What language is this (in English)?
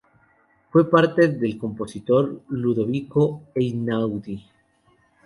Spanish